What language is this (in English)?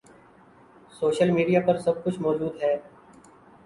Urdu